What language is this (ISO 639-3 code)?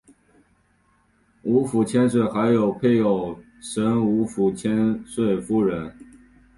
zho